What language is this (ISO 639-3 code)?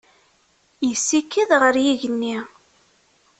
kab